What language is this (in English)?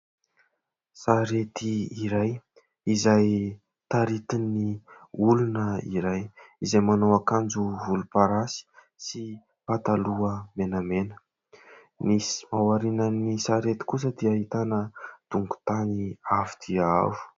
Malagasy